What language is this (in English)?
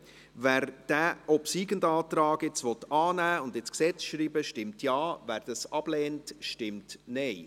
Swiss German